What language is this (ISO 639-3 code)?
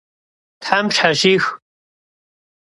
kbd